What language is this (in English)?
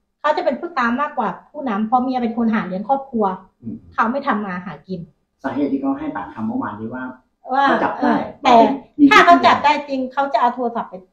Thai